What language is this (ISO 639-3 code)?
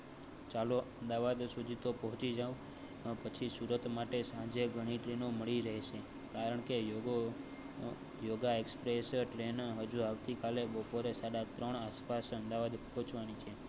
guj